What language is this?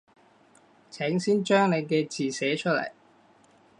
Cantonese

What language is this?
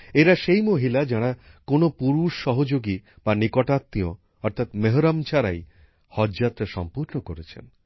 Bangla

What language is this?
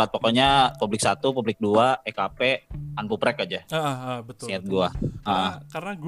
Indonesian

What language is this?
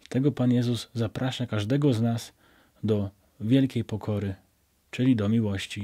Polish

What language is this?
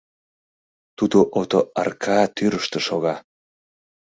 Mari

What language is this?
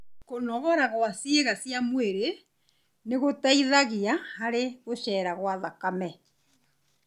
Kikuyu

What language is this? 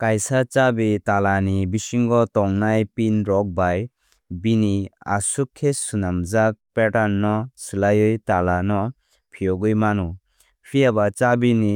Kok Borok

